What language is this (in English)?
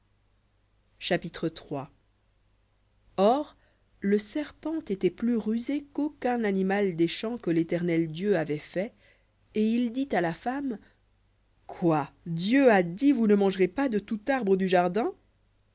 French